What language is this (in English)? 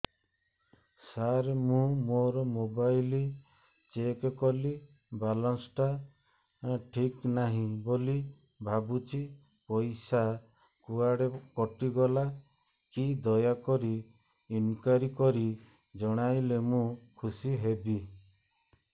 Odia